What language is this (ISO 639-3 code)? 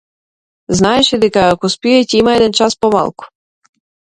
mkd